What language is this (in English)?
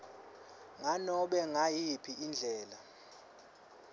Swati